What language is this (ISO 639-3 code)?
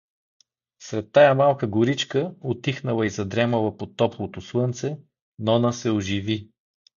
bul